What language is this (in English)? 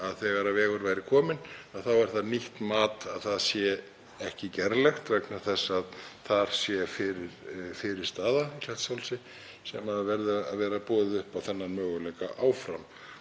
Icelandic